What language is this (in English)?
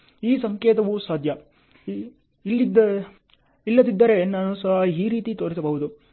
Kannada